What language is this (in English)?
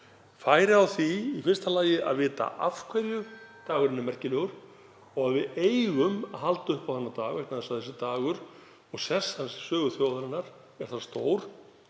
Icelandic